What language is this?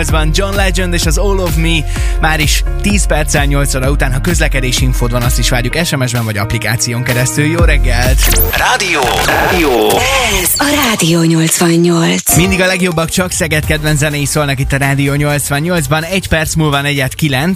Hungarian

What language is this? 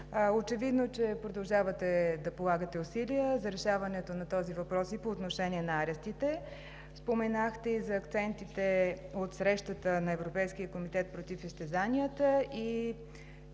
Bulgarian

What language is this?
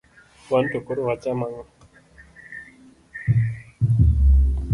Luo (Kenya and Tanzania)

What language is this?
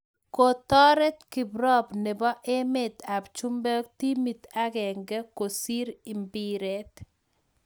Kalenjin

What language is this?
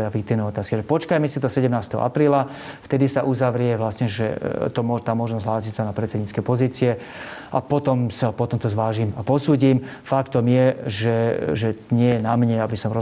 Slovak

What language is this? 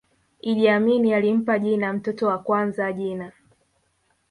Swahili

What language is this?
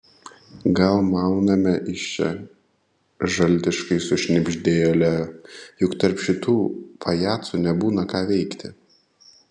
Lithuanian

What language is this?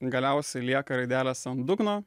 Lithuanian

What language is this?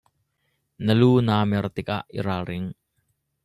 Hakha Chin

